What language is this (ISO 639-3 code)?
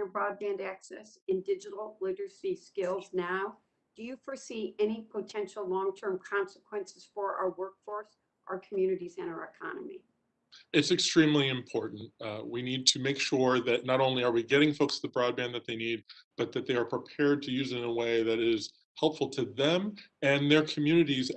eng